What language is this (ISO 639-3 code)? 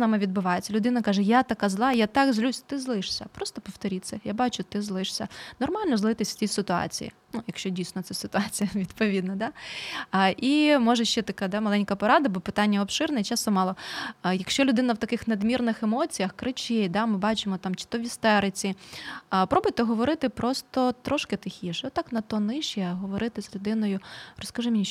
ukr